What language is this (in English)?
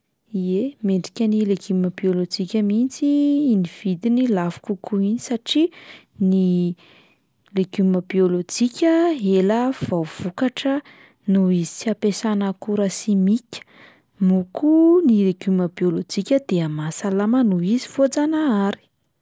Malagasy